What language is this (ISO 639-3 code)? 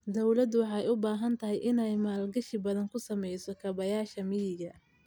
som